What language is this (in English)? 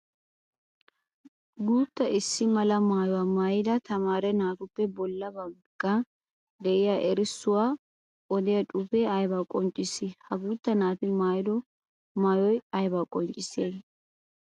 Wolaytta